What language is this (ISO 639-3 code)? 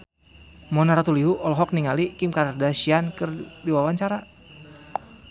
sun